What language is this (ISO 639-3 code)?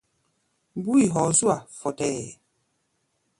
gba